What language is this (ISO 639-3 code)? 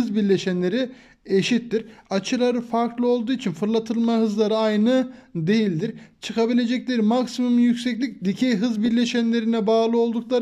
tur